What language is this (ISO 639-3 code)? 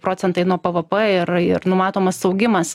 lit